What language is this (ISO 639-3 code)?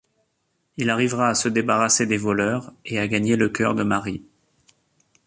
fra